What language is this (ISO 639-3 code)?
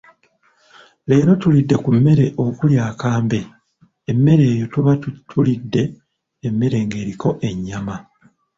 lug